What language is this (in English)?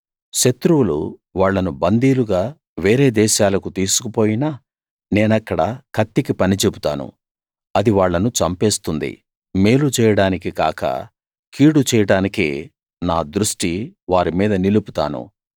Telugu